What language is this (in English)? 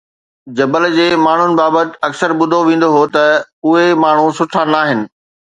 Sindhi